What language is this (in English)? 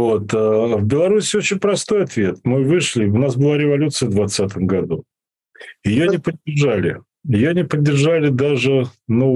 Russian